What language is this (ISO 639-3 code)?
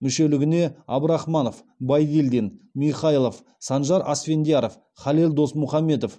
kaz